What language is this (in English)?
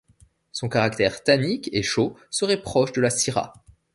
French